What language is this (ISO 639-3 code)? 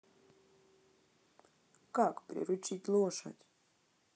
rus